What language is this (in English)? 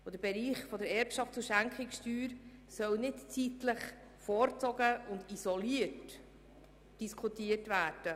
Swiss German